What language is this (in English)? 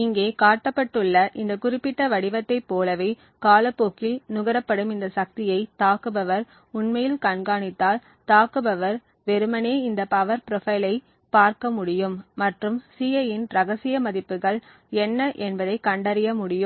Tamil